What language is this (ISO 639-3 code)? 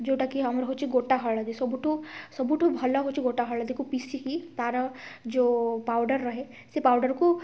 ori